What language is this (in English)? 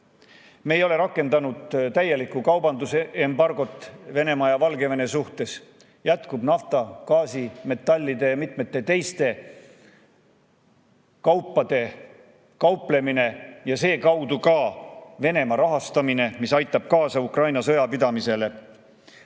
Estonian